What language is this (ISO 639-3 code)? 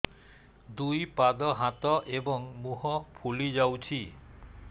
ori